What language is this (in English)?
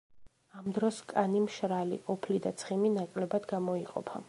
Georgian